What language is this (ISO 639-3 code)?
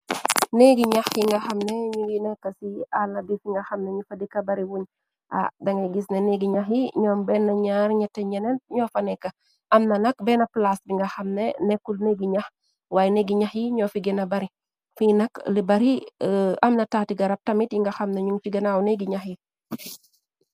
wol